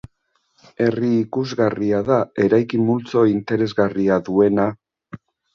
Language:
Basque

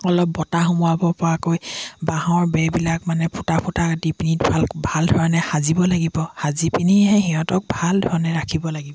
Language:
Assamese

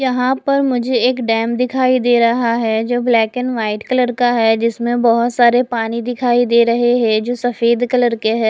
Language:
Hindi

